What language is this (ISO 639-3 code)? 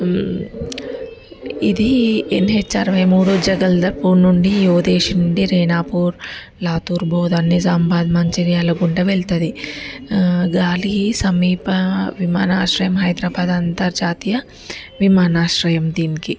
tel